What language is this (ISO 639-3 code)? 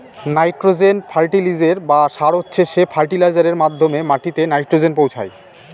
ben